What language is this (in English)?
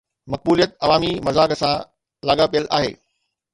Sindhi